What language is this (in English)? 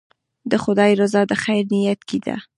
Pashto